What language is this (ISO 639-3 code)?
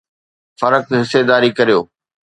snd